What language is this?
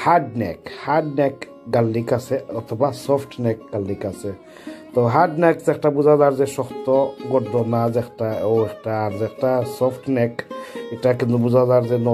Dutch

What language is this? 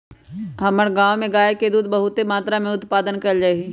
Magahi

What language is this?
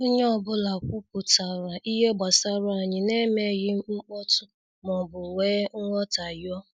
Igbo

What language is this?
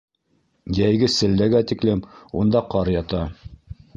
Bashkir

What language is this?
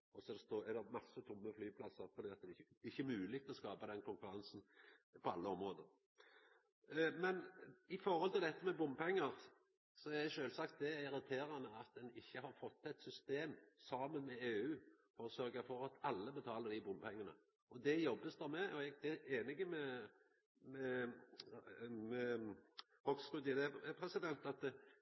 Norwegian Nynorsk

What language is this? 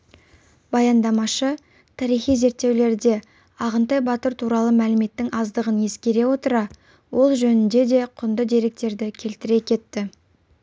Kazakh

